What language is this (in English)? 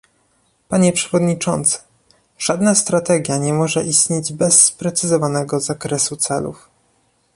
Polish